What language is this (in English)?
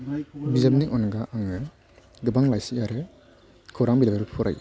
Bodo